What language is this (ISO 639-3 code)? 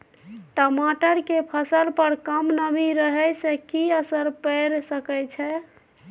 mai